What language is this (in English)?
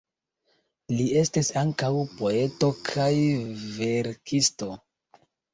Esperanto